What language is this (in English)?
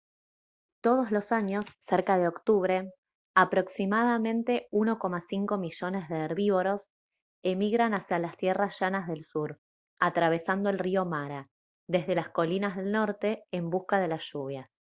Spanish